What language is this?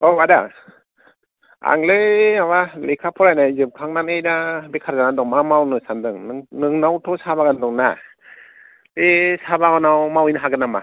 Bodo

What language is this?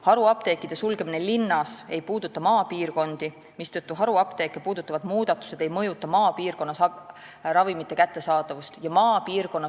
Estonian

